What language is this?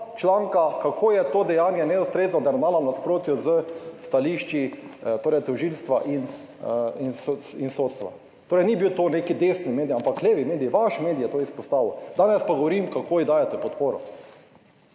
Slovenian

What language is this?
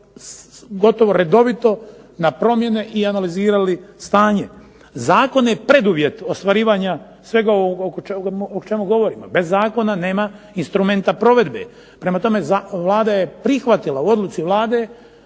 Croatian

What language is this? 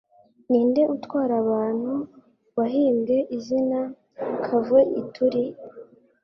Kinyarwanda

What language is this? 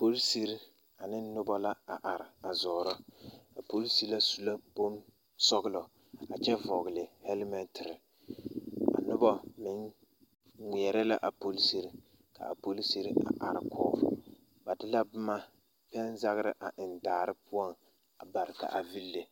Southern Dagaare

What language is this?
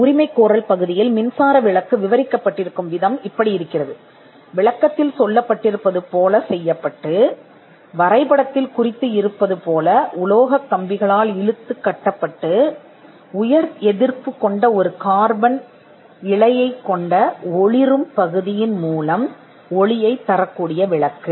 Tamil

